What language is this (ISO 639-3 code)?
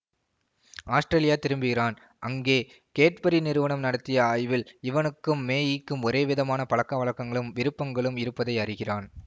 tam